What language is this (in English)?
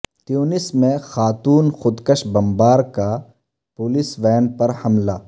Urdu